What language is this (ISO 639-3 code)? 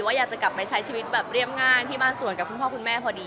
tha